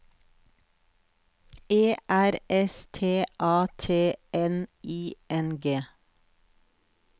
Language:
Norwegian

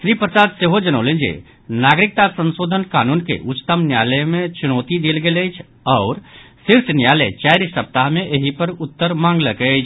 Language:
Maithili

